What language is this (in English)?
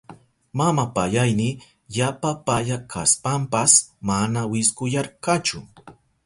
Southern Pastaza Quechua